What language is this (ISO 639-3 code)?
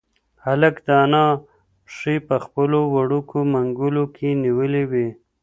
pus